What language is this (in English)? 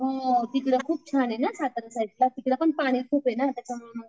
Marathi